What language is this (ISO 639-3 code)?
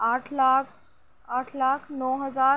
urd